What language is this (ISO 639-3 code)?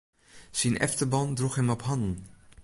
fry